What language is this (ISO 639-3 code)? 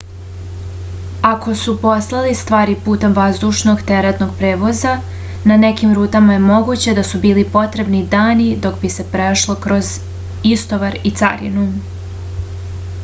srp